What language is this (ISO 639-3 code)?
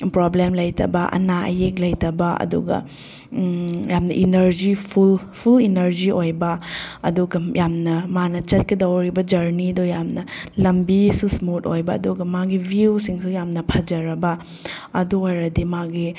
mni